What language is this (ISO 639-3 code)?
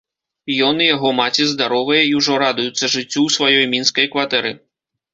bel